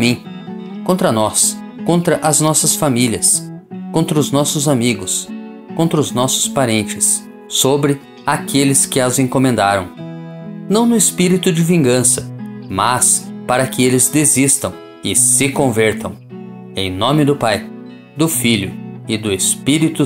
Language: Portuguese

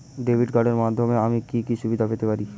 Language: Bangla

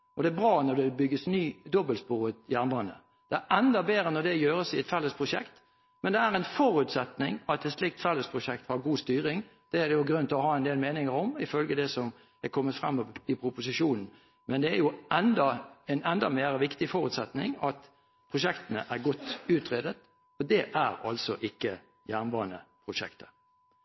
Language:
Norwegian Bokmål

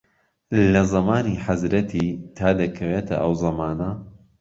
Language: Central Kurdish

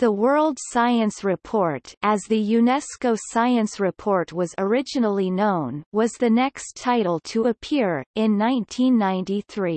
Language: English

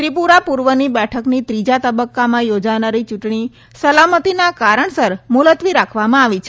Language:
Gujarati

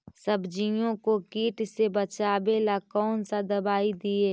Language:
Magahi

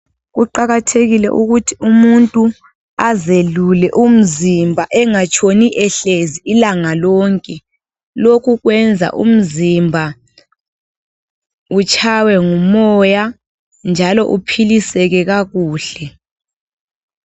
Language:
North Ndebele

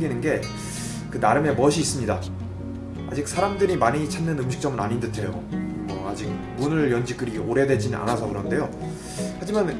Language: Korean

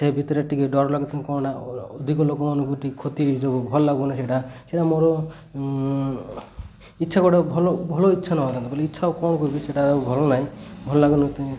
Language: Odia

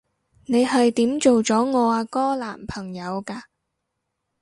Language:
Cantonese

